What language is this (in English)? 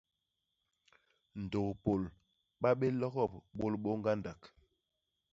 Basaa